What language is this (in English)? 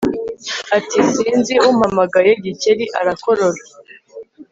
Kinyarwanda